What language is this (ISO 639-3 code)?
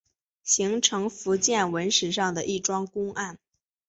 zho